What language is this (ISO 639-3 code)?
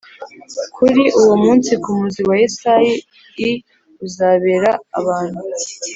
kin